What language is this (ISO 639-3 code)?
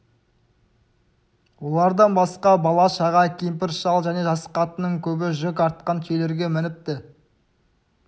kaz